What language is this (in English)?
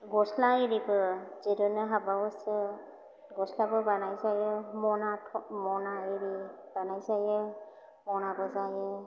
Bodo